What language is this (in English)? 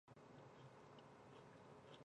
Chinese